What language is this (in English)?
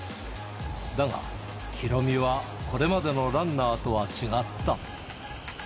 Japanese